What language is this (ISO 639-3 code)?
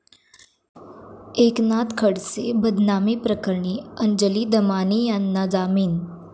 mar